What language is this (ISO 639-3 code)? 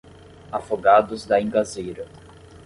por